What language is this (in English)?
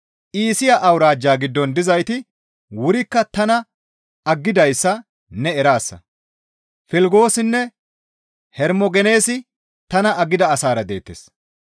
Gamo